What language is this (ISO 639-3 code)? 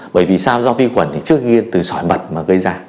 vie